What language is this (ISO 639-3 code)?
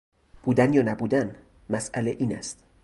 fas